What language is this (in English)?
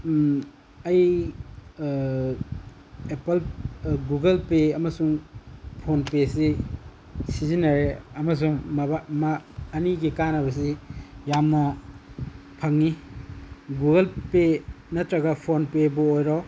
Manipuri